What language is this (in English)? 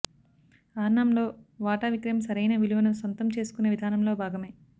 Telugu